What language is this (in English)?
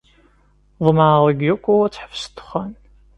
Kabyle